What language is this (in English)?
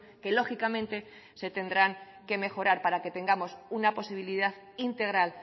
Spanish